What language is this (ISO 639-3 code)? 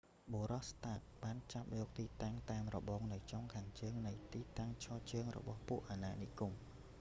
khm